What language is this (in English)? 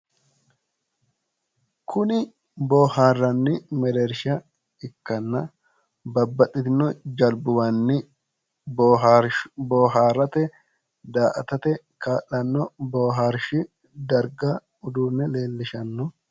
Sidamo